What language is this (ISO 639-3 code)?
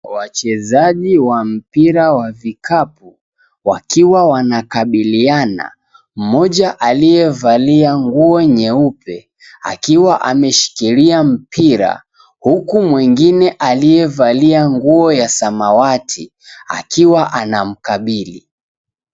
swa